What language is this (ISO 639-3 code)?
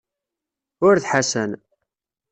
kab